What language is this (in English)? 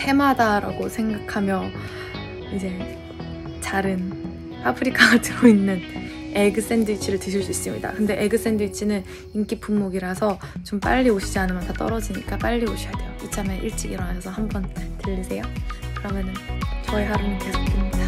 Korean